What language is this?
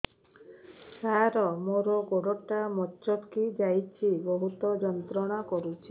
Odia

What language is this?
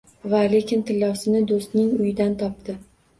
Uzbek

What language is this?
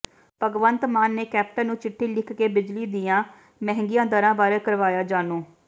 Punjabi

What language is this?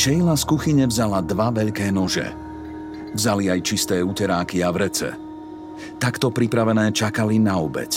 Slovak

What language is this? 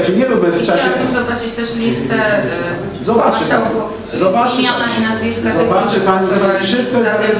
Polish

